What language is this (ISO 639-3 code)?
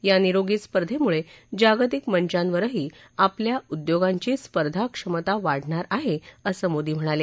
mar